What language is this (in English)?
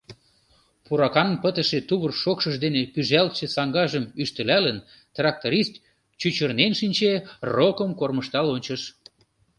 Mari